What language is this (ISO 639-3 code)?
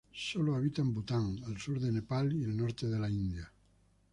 spa